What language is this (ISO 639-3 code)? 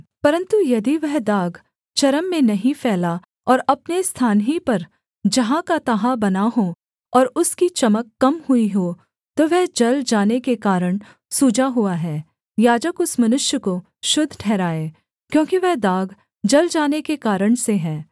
hin